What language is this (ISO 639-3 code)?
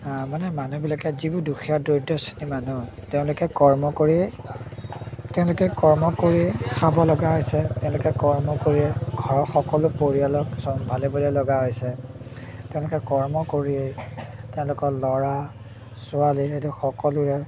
asm